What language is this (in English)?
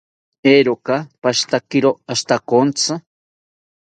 South Ucayali Ashéninka